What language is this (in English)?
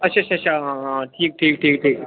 Dogri